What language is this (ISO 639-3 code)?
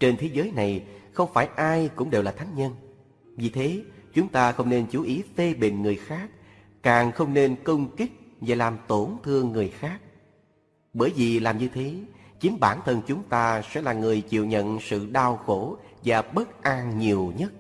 vie